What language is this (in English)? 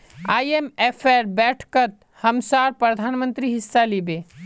Magahi